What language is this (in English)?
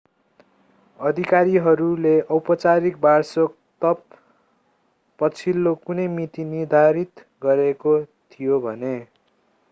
Nepali